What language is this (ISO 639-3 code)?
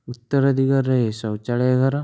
ori